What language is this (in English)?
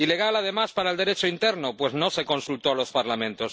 Spanish